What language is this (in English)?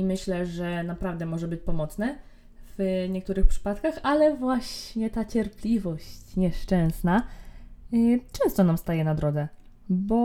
Polish